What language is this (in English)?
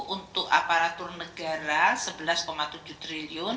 Indonesian